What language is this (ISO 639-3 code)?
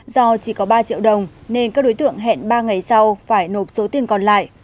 vie